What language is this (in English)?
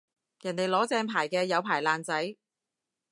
Cantonese